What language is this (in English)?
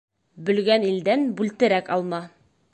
Bashkir